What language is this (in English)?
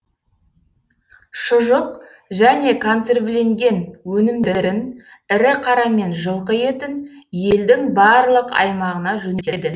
Kazakh